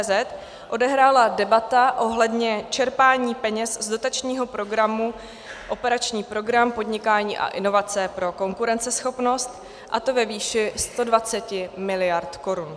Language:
Czech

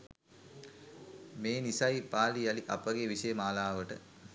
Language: Sinhala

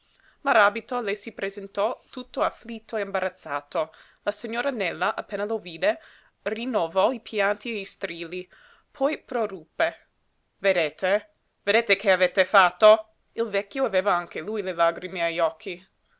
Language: Italian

